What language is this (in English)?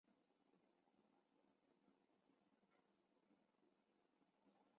Chinese